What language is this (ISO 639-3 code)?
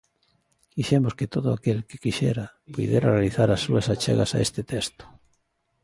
glg